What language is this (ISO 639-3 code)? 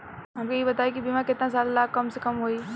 bho